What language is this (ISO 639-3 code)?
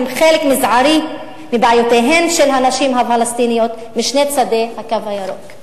heb